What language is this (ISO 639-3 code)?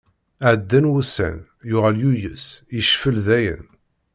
kab